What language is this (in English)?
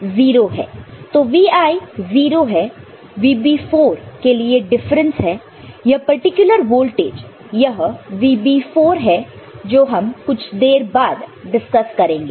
Hindi